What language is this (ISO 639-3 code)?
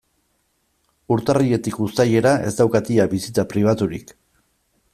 eus